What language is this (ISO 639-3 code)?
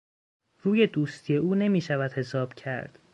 fas